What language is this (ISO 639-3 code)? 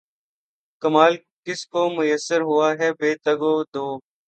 urd